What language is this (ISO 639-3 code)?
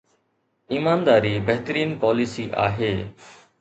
snd